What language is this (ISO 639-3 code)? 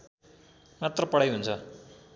nep